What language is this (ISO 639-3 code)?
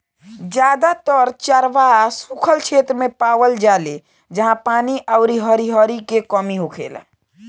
bho